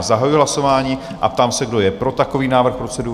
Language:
Czech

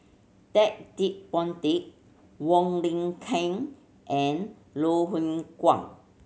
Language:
English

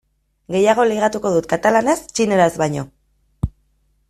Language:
Basque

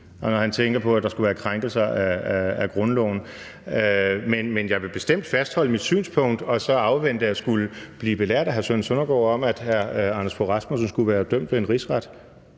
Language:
Danish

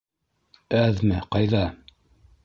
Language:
Bashkir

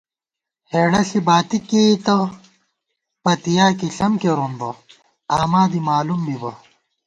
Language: Gawar-Bati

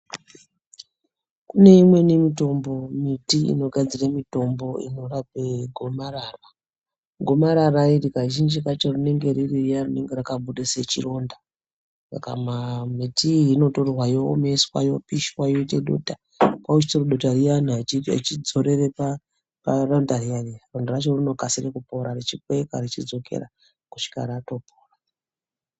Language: Ndau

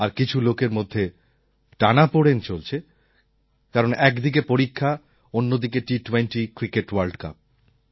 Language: Bangla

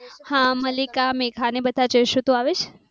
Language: Gujarati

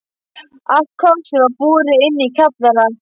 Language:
Icelandic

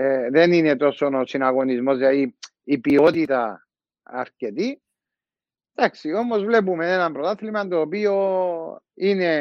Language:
Greek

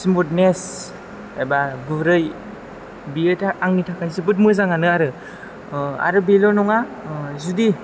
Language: Bodo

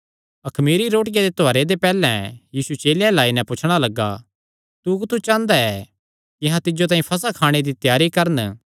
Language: Kangri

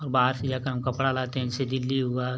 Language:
Hindi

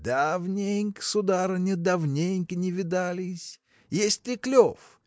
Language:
Russian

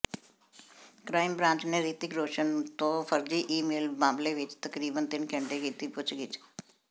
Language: Punjabi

